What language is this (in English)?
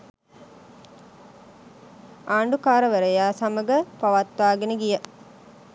Sinhala